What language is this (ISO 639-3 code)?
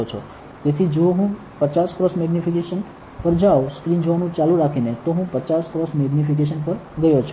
guj